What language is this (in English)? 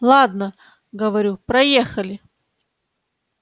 Russian